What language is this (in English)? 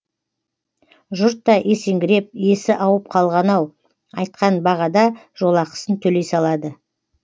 Kazakh